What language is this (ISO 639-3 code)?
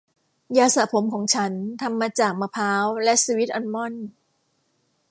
tha